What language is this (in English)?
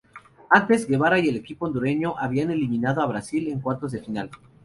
Spanish